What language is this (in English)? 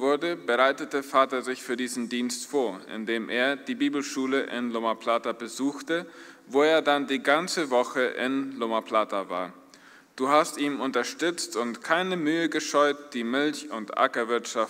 German